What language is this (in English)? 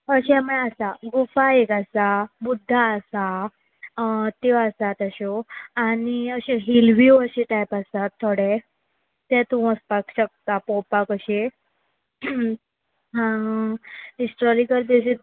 Konkani